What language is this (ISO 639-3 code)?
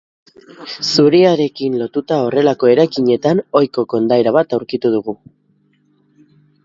eus